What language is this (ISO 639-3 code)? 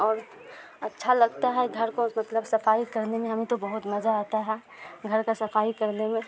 urd